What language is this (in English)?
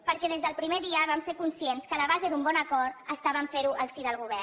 Catalan